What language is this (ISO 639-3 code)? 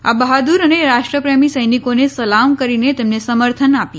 guj